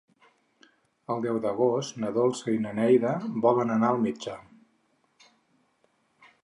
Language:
Catalan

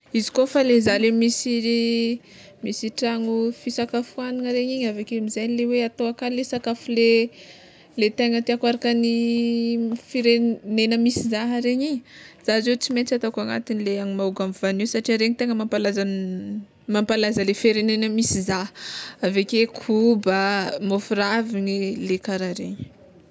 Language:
Tsimihety Malagasy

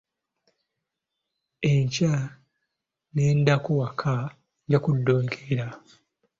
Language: Ganda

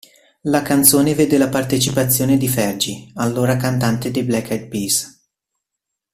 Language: Italian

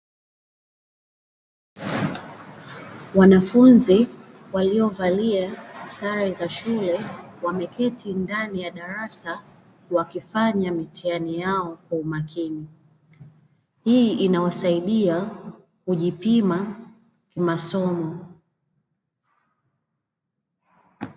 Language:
Swahili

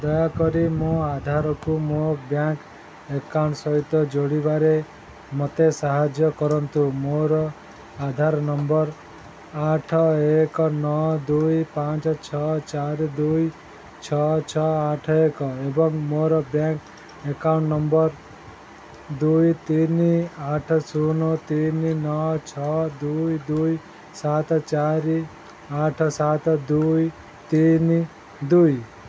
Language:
Odia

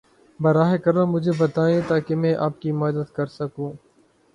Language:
Urdu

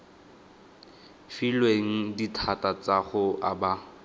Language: Tswana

